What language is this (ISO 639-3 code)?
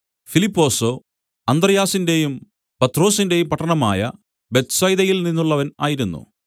mal